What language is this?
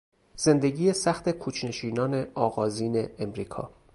Persian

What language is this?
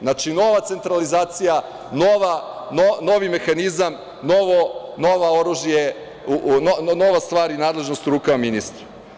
Serbian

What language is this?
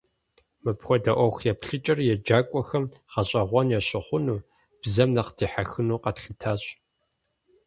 Kabardian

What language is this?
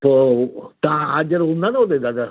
Sindhi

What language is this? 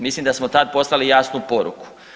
Croatian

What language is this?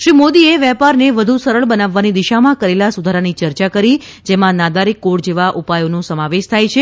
Gujarati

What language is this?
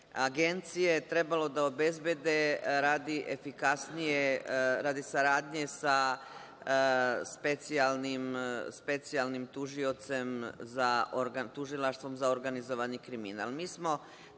Serbian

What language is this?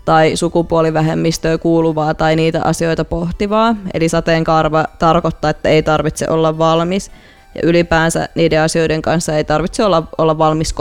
Finnish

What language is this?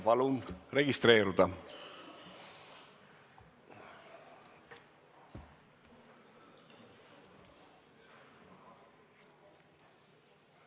Estonian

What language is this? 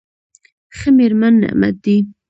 Pashto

